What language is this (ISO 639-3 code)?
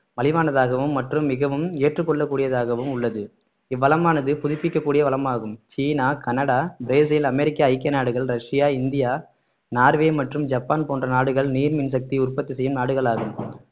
tam